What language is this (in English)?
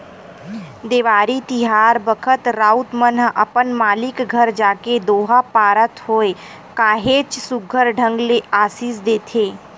Chhattisgarhi